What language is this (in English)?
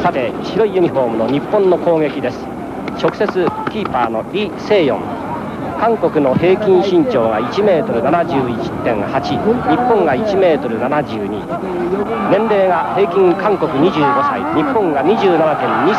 Japanese